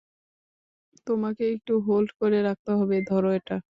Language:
Bangla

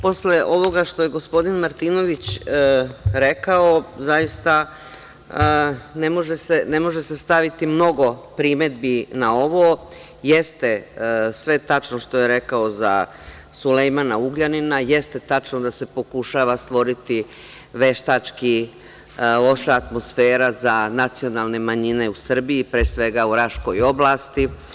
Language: Serbian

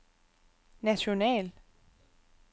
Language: Danish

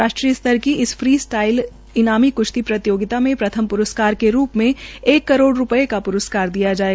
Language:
Hindi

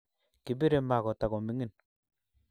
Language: Kalenjin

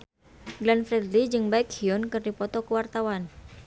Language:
Sundanese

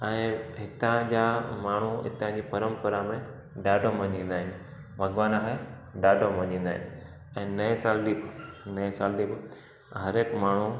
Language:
Sindhi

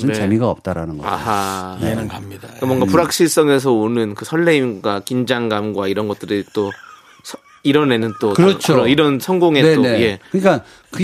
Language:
Korean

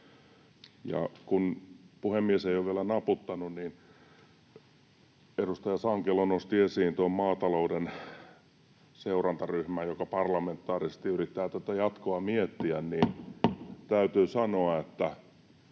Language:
Finnish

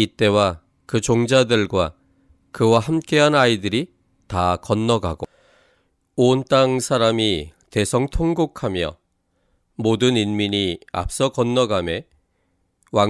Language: Korean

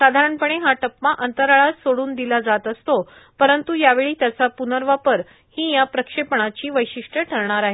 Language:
Marathi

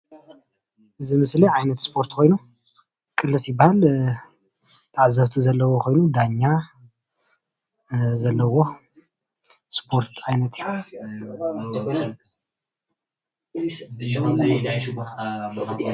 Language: Tigrinya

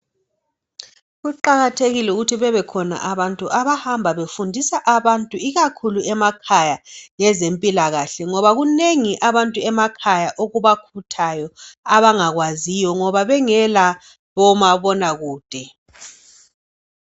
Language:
North Ndebele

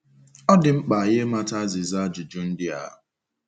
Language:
Igbo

